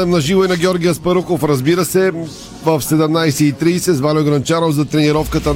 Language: Bulgarian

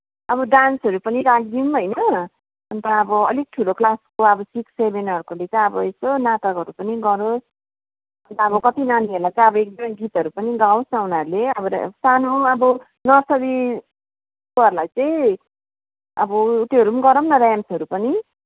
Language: Nepali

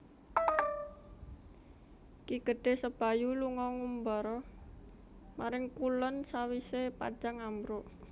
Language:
Javanese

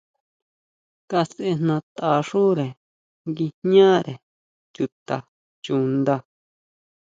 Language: Huautla Mazatec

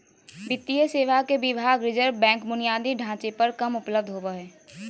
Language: Magahi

